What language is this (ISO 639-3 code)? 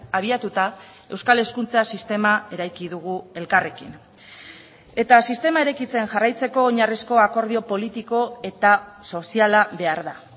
eus